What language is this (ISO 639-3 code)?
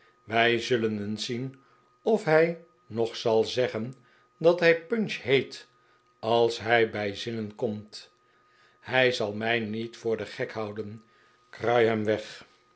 nld